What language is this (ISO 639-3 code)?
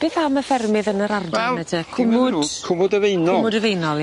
cym